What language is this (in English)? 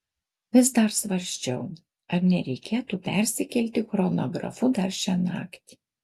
Lithuanian